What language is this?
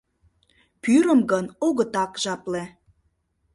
Mari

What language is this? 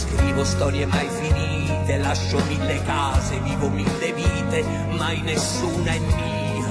Italian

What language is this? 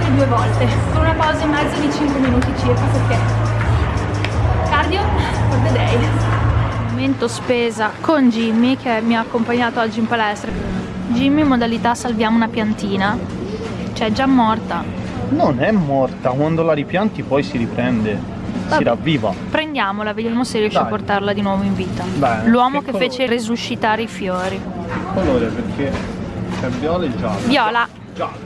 Italian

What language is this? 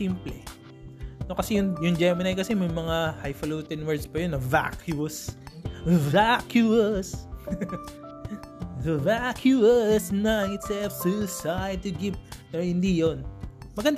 Filipino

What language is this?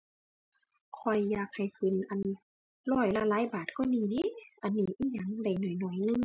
Thai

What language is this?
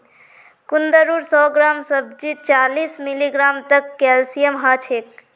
Magahi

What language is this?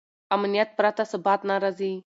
Pashto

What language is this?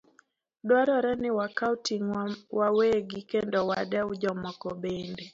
Luo (Kenya and Tanzania)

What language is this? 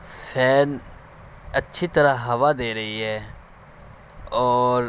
Urdu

